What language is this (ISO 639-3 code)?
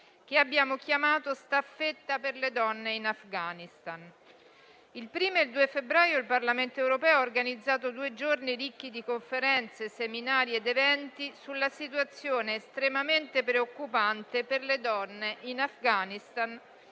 ita